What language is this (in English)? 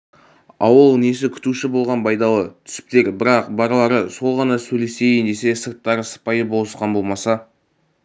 Kazakh